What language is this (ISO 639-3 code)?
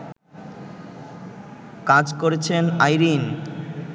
ben